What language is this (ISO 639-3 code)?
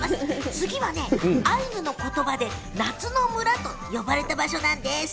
jpn